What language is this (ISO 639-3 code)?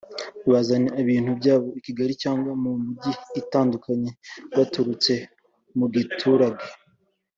kin